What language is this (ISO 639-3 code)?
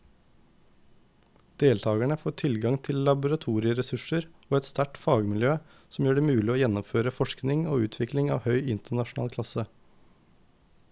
nor